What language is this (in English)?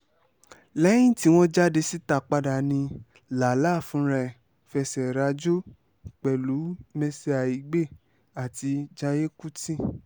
Yoruba